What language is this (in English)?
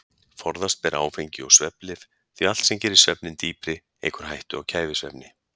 Icelandic